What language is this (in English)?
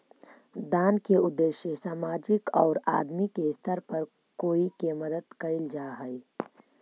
Magahi